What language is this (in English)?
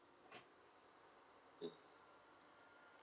English